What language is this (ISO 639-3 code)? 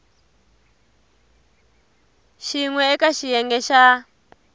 tso